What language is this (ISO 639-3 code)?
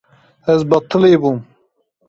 kur